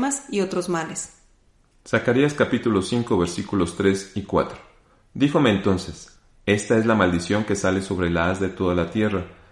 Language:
Spanish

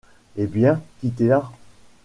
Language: French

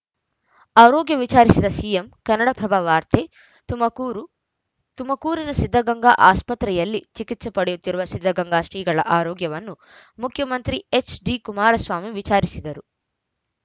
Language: Kannada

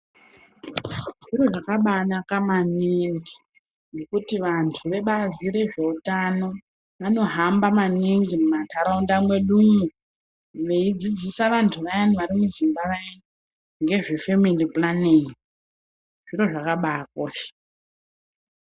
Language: Ndau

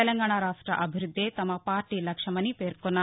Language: Telugu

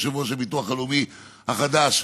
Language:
Hebrew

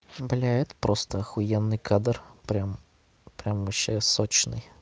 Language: Russian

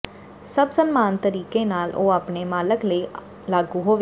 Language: Punjabi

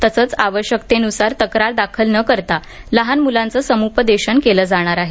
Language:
Marathi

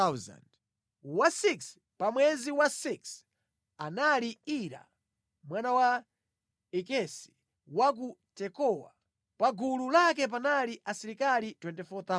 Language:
Nyanja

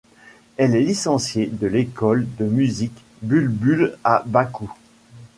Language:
French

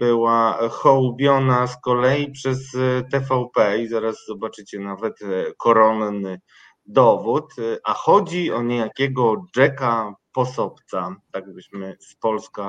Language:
Polish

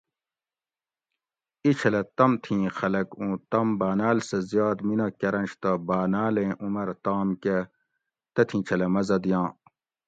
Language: Gawri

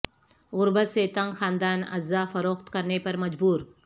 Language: Urdu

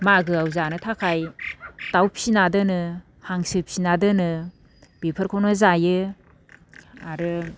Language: Bodo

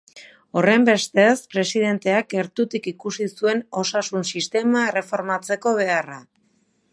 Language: Basque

